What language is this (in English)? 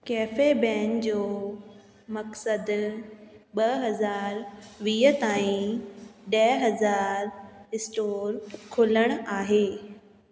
Sindhi